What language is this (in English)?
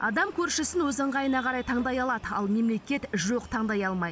Kazakh